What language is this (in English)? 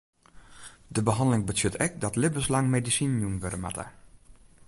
Western Frisian